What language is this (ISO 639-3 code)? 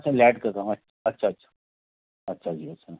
hin